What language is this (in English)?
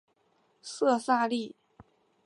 Chinese